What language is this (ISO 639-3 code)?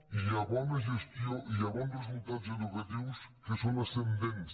cat